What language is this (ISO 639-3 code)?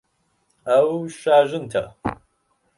ckb